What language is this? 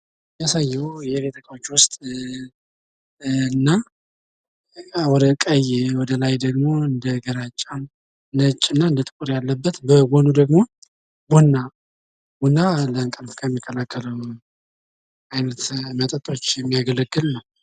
Amharic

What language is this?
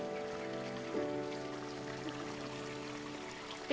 Indonesian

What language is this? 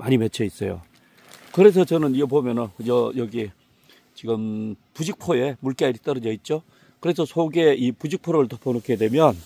Korean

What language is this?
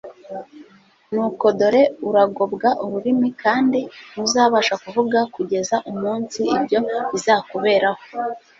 Kinyarwanda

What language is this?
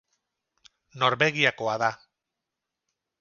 Basque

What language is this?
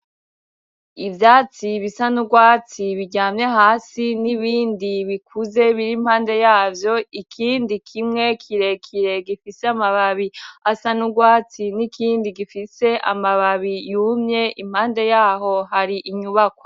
Rundi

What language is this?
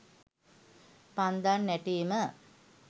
Sinhala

